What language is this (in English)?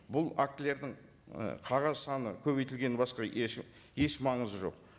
Kazakh